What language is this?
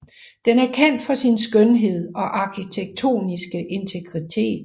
Danish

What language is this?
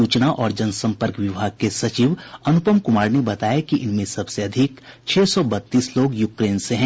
Hindi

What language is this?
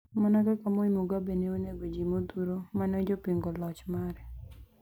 Luo (Kenya and Tanzania)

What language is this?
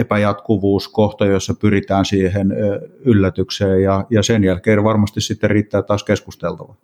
Finnish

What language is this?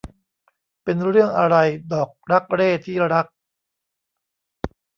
Thai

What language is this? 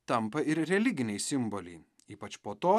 Lithuanian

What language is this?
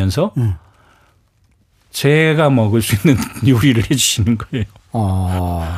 Korean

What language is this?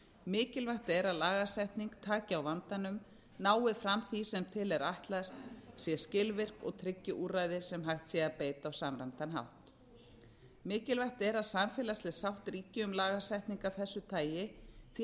Icelandic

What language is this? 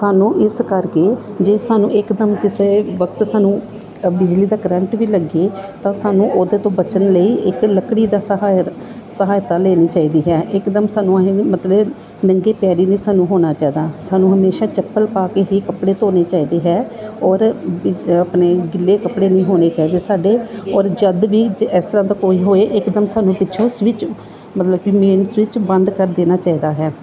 Punjabi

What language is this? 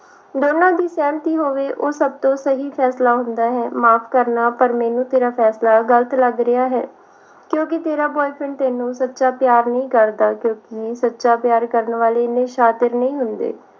Punjabi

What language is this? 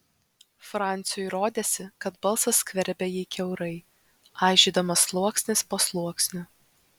Lithuanian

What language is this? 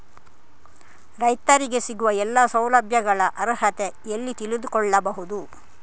Kannada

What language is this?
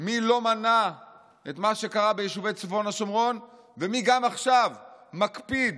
Hebrew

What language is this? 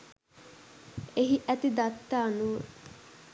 Sinhala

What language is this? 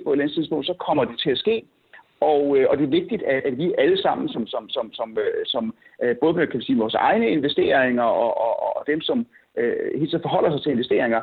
Danish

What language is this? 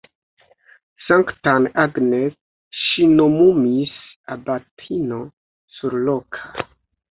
Esperanto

